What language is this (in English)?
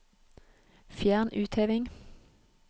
Norwegian